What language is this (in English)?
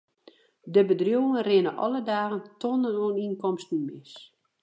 Western Frisian